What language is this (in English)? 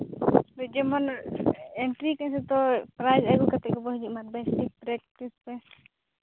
Santali